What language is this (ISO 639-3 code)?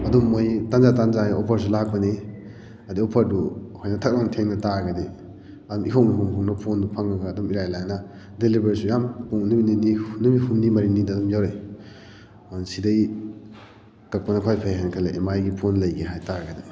mni